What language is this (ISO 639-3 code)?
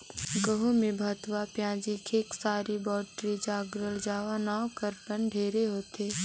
hne